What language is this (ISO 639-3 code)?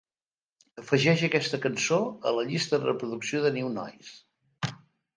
cat